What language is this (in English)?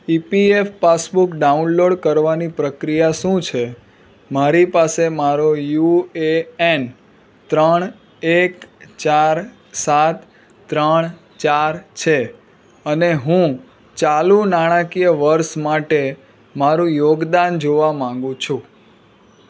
Gujarati